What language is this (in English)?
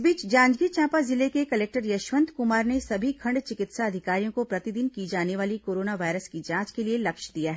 Hindi